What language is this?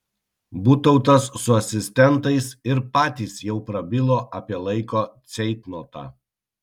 Lithuanian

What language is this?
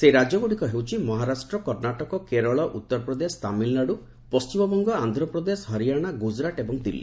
Odia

